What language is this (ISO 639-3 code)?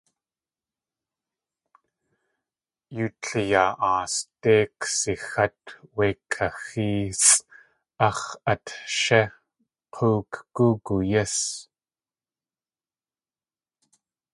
tli